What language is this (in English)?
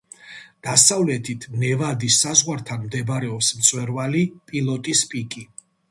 Georgian